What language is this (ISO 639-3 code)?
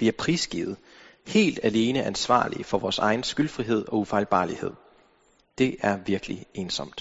dan